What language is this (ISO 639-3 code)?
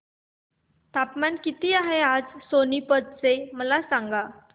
mar